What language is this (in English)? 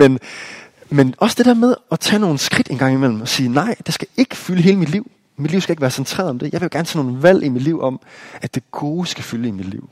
Danish